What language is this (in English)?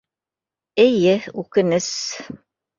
Bashkir